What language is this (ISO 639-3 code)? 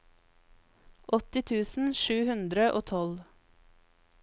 nor